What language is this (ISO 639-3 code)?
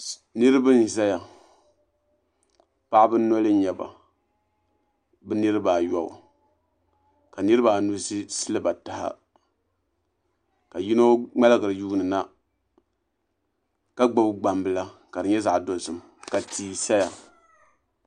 dag